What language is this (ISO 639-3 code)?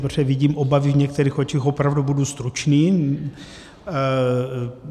ces